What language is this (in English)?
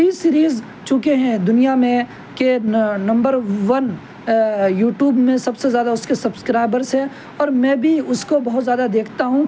Urdu